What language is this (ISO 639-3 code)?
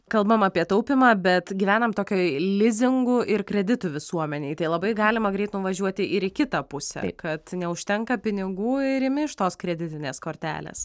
lit